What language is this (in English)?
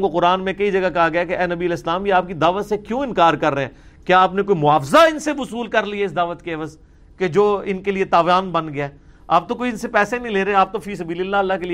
Urdu